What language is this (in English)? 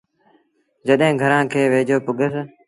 Sindhi Bhil